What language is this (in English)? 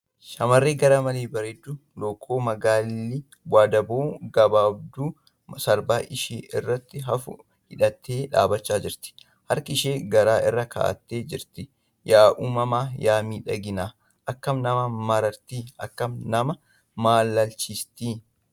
Oromo